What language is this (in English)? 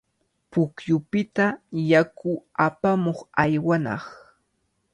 Cajatambo North Lima Quechua